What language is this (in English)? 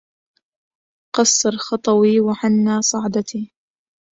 Arabic